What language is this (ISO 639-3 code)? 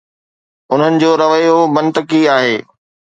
snd